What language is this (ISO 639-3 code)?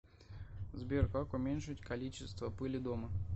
rus